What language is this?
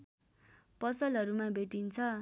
Nepali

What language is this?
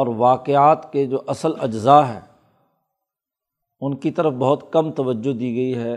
Urdu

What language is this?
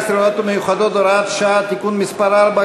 Hebrew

